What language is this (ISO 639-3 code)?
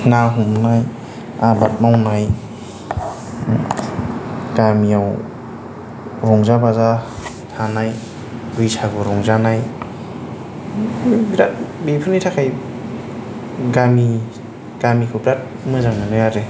brx